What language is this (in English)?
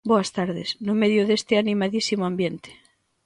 Galician